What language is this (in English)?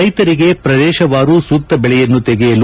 Kannada